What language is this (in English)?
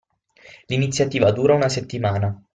Italian